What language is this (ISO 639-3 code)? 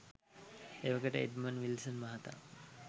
sin